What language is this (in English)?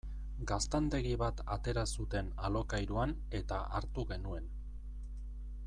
Basque